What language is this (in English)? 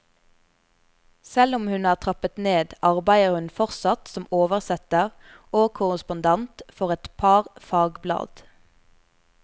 Norwegian